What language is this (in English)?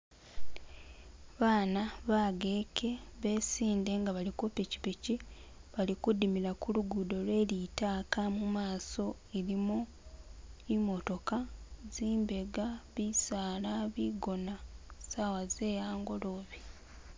Masaaba